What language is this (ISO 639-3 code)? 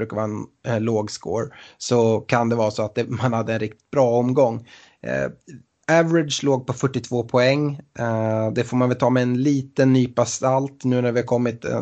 swe